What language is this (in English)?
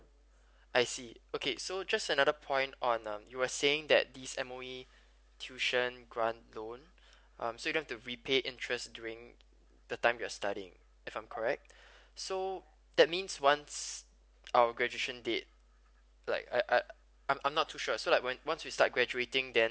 English